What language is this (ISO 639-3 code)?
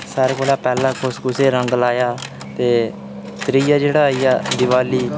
doi